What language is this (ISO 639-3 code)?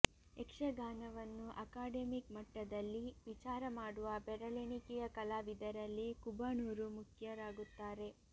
kan